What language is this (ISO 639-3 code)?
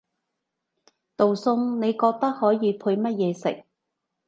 yue